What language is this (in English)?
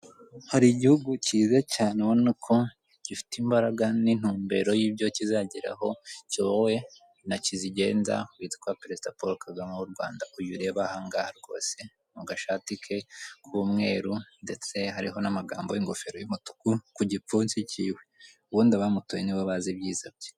Kinyarwanda